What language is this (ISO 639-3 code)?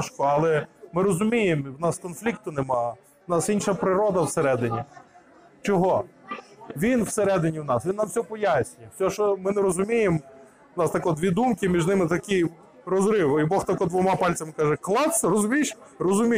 ukr